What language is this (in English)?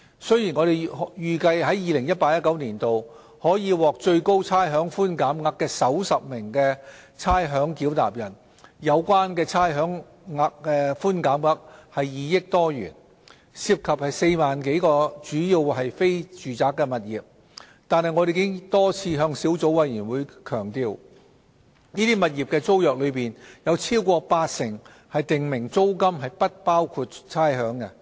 Cantonese